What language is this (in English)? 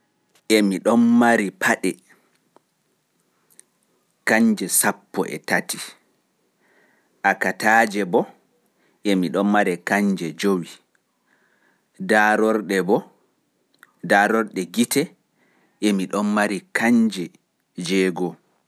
Fula